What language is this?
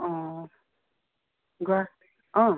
Assamese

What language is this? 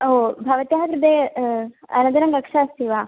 Sanskrit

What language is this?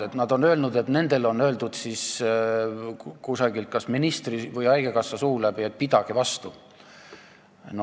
Estonian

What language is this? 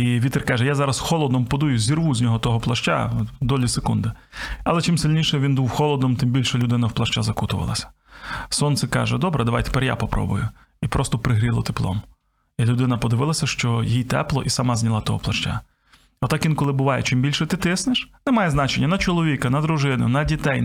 Ukrainian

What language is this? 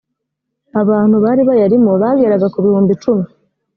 Kinyarwanda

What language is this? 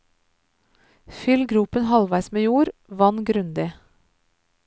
Norwegian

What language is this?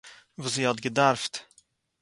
Yiddish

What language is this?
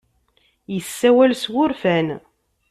Kabyle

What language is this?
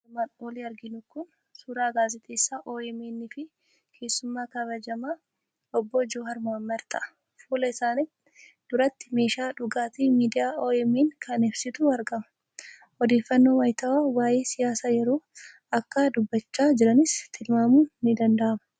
Oromo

